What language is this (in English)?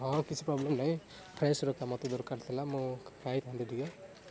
Odia